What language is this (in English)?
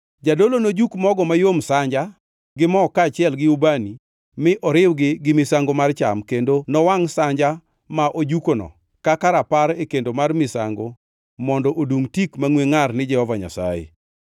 Luo (Kenya and Tanzania)